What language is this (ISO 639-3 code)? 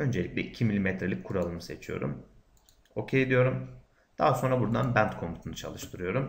tur